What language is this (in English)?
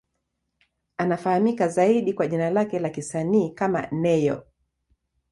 Swahili